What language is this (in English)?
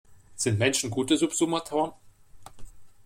German